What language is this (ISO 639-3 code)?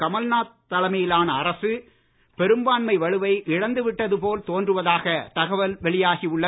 tam